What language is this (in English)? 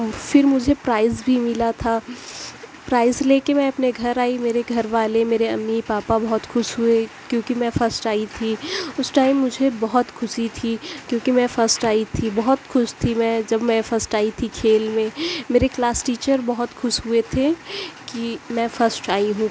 Urdu